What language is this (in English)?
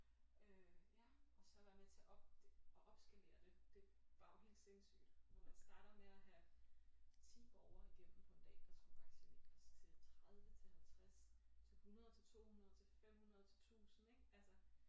Danish